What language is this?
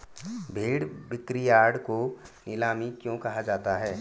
Hindi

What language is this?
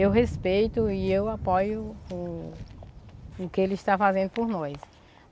Portuguese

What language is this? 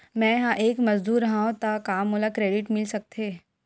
Chhattisgarhi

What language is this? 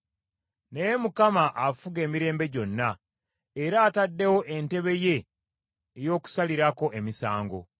Ganda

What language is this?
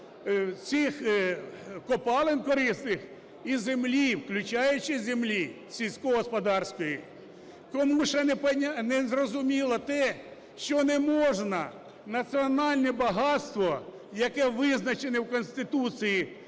Ukrainian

